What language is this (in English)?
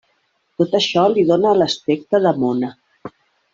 Catalan